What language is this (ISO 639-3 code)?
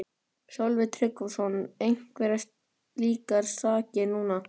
isl